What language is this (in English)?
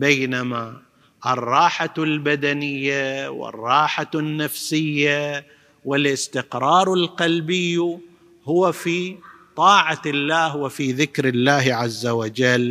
Arabic